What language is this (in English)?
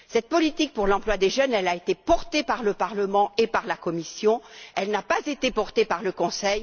French